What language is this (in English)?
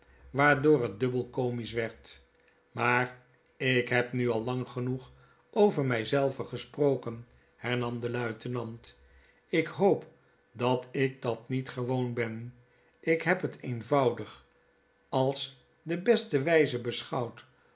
Dutch